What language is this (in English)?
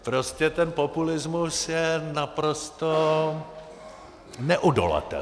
Czech